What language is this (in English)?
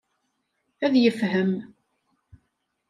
Kabyle